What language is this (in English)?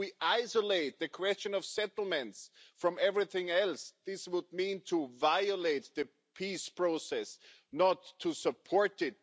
English